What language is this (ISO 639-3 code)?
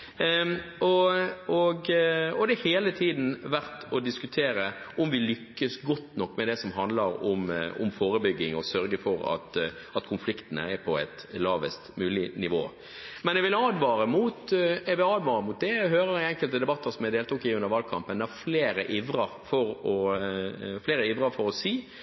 nob